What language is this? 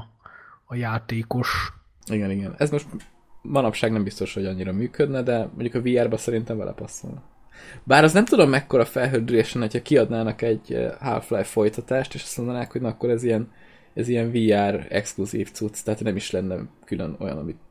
Hungarian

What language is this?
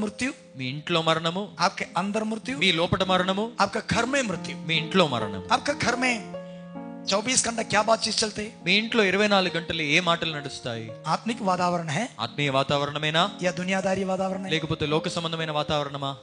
Telugu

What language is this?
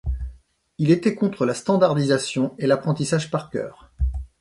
French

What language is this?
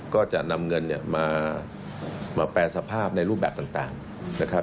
Thai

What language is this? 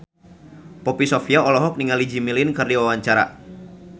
Sundanese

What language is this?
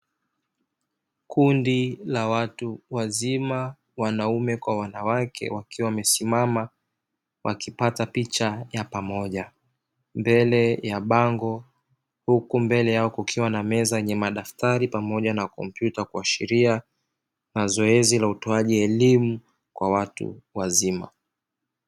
Swahili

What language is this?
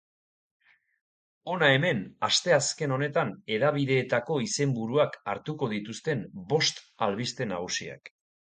Basque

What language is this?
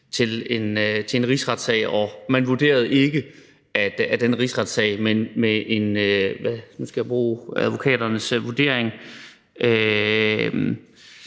Danish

